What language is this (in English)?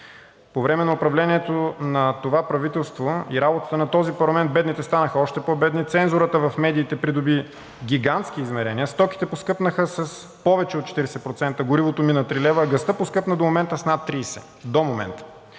Bulgarian